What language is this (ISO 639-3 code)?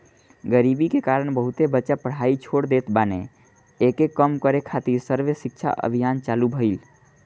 bho